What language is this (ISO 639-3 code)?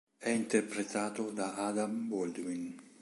ita